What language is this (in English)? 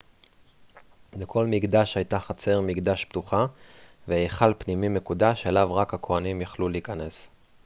Hebrew